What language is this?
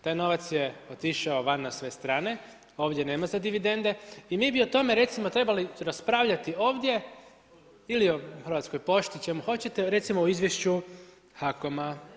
Croatian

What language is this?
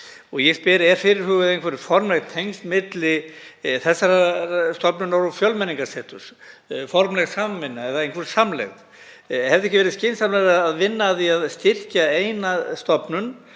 Icelandic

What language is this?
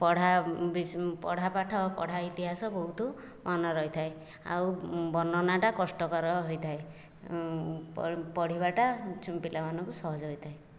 Odia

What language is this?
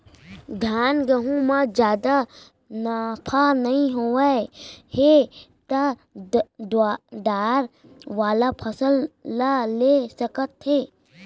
Chhattisgarhi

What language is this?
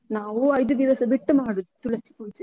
Kannada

